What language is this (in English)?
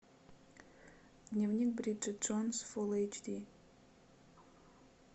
Russian